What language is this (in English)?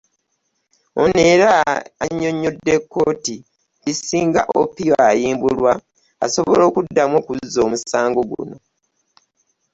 Ganda